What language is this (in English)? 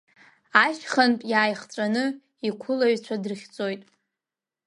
Abkhazian